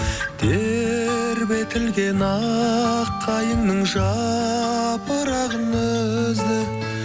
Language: Kazakh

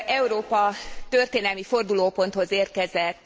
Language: Hungarian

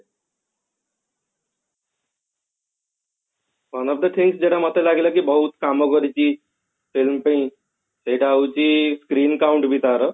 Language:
Odia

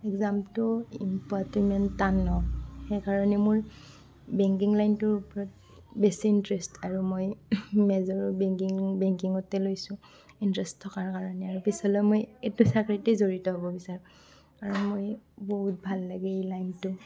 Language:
Assamese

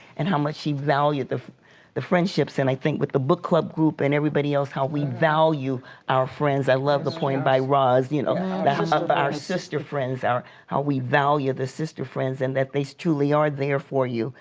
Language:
English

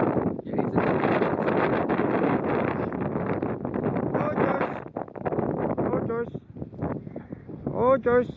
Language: Dutch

